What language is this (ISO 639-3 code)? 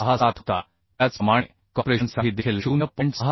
mar